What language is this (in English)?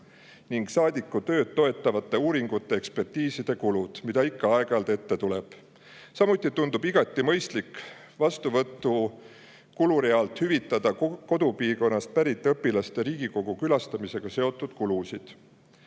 Estonian